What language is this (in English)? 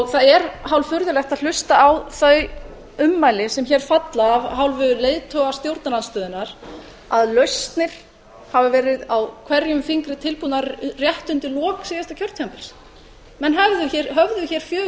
Icelandic